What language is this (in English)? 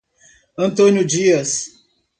Portuguese